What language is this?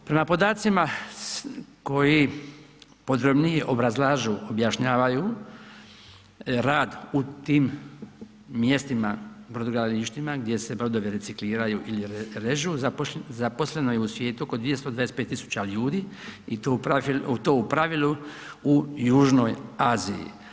Croatian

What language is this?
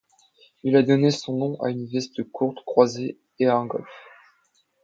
French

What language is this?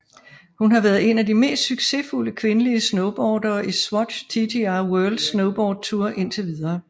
Danish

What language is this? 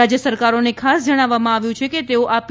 Gujarati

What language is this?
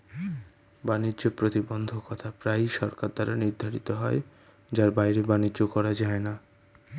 Bangla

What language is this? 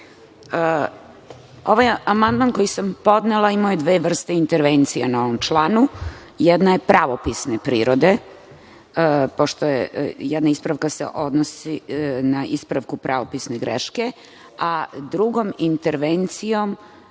Serbian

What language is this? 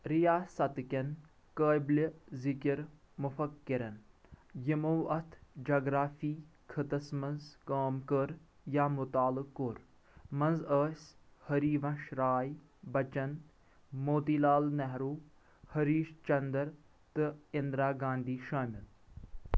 Kashmiri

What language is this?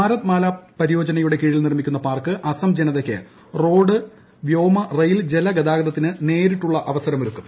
Malayalam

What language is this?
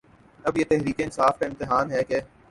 Urdu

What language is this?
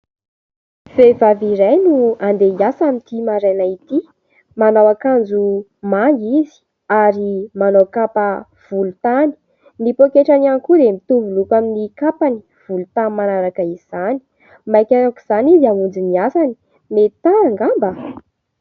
Malagasy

